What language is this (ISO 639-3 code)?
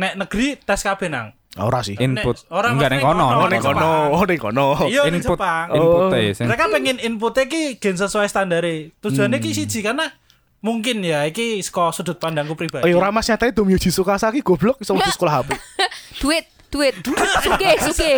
ind